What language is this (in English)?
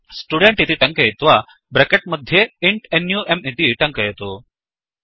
Sanskrit